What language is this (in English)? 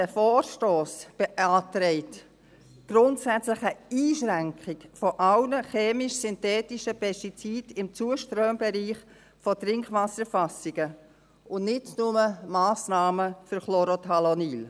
Swiss German